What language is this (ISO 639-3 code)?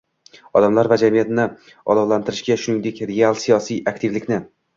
uzb